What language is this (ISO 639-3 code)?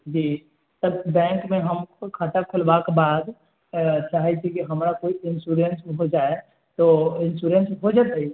mai